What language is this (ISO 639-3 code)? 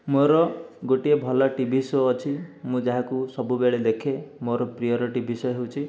ori